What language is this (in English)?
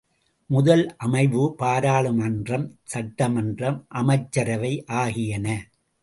Tamil